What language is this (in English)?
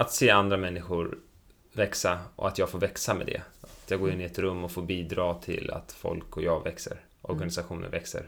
Swedish